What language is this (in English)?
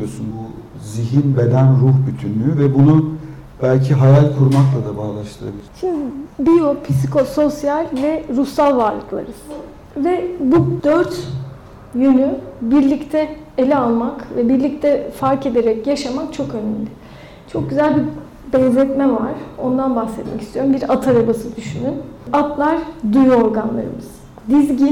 Turkish